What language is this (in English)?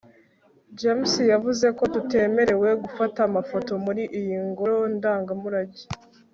Kinyarwanda